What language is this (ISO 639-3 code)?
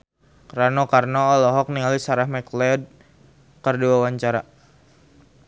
sun